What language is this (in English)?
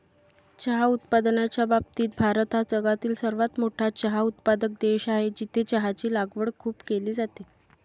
Marathi